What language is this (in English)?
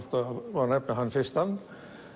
Icelandic